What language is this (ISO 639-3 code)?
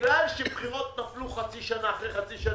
heb